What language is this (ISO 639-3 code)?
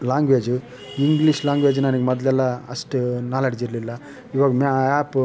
kan